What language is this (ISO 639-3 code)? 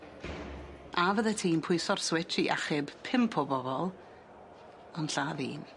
cym